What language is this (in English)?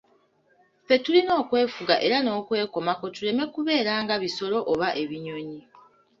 Ganda